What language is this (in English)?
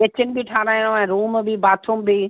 Sindhi